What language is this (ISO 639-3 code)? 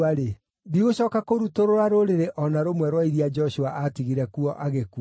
kik